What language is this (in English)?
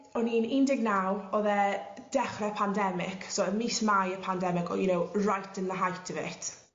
Welsh